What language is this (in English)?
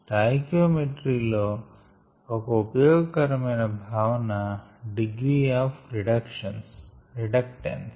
Telugu